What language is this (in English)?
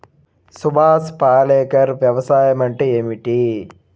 Telugu